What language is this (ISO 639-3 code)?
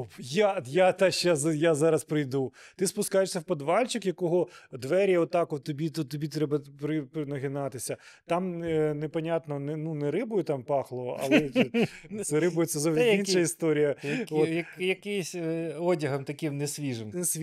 ukr